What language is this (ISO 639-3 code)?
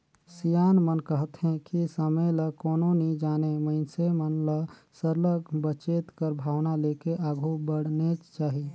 hne